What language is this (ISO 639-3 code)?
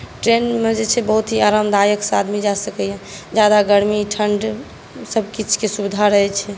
mai